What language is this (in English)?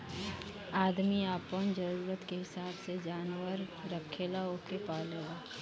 Bhojpuri